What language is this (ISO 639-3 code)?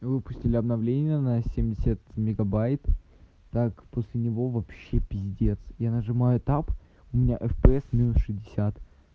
rus